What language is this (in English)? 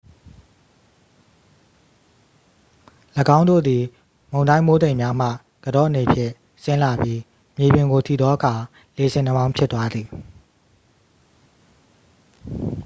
Burmese